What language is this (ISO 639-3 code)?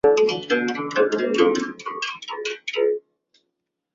zho